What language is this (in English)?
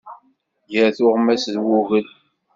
Kabyle